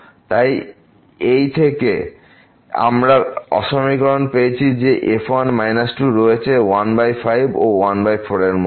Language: Bangla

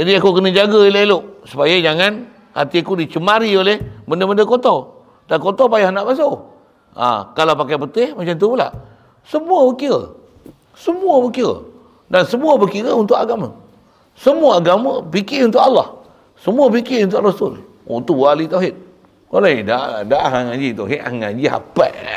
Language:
Malay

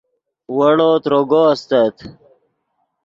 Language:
Yidgha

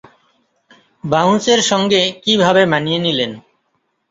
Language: Bangla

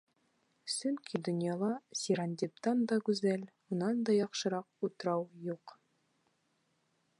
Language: Bashkir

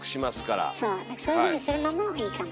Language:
Japanese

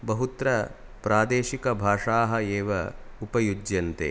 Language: Sanskrit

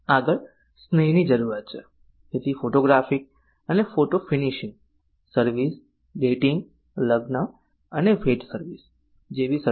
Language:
Gujarati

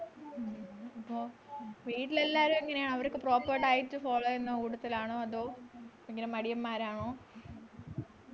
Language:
Malayalam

